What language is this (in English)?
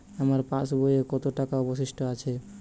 Bangla